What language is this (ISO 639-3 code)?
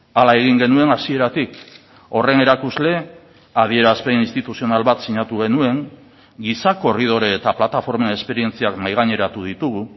eus